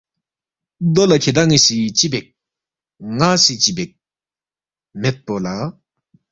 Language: Balti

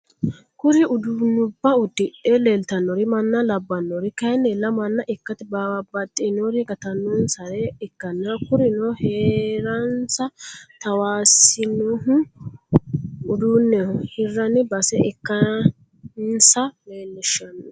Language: Sidamo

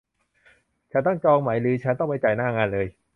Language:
Thai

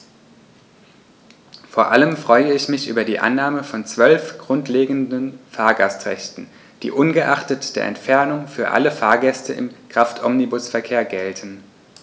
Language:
German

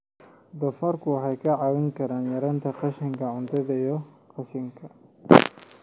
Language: Somali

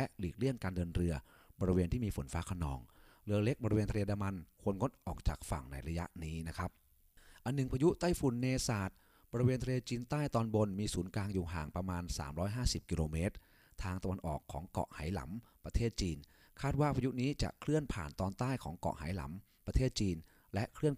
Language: Thai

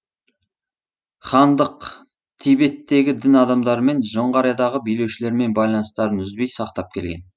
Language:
Kazakh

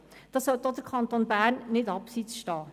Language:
Swiss German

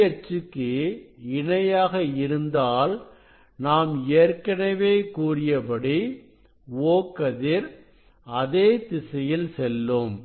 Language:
Tamil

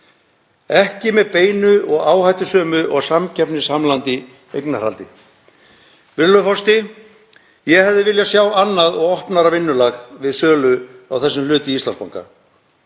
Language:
Icelandic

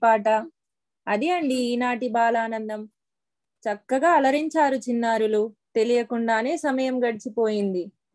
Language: Telugu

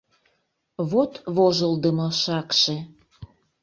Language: Mari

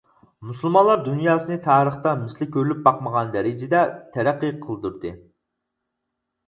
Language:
Uyghur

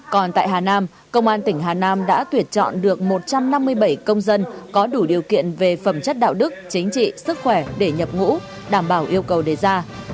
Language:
Vietnamese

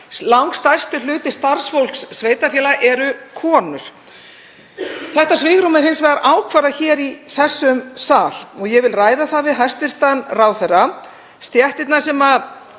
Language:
Icelandic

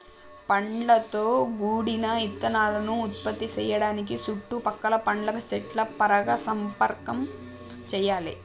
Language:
Telugu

